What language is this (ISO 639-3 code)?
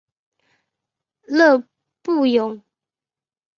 zho